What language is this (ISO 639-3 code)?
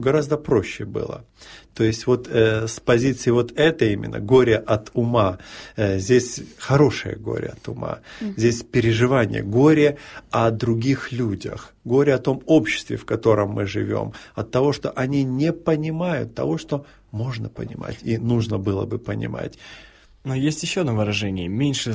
rus